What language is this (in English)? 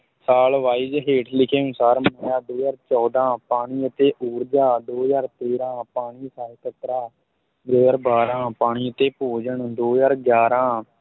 Punjabi